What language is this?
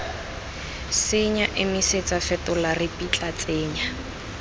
Tswana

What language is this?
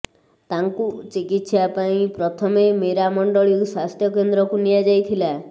Odia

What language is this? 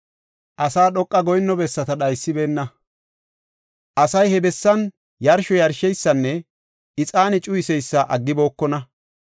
Gofa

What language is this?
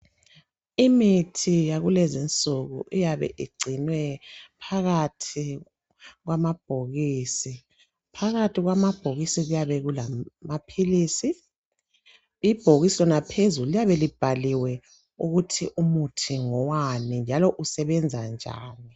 North Ndebele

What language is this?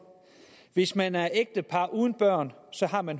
Danish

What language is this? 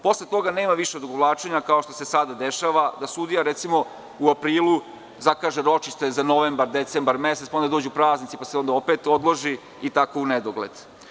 Serbian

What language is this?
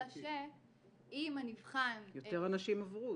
Hebrew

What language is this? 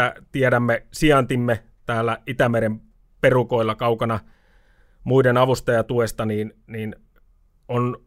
Finnish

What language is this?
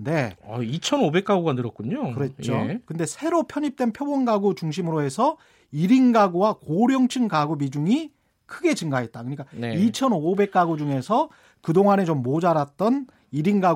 Korean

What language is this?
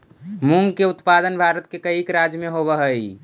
Magahi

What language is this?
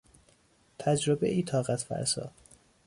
Persian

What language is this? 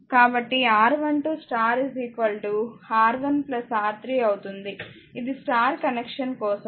Telugu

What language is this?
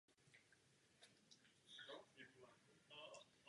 Czech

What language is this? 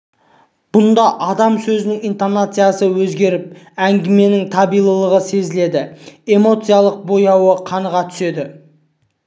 Kazakh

